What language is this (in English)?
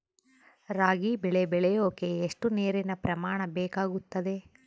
Kannada